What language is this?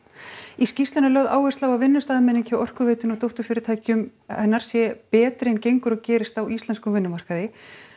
Icelandic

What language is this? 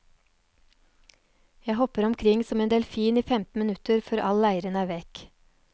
Norwegian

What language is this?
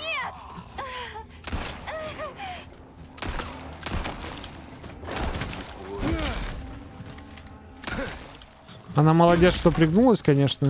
Russian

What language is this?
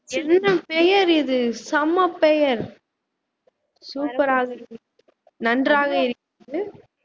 Tamil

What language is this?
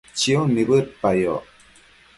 Matsés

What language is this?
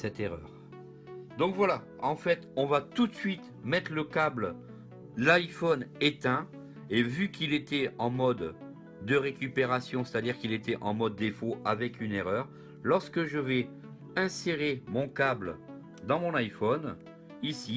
French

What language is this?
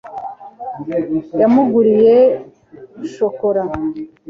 Kinyarwanda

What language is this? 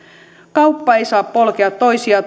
Finnish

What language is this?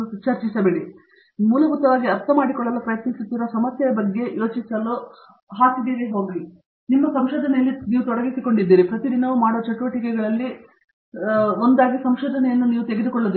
Kannada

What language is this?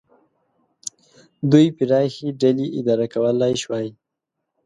Pashto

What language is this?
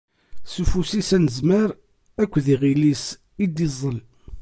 Kabyle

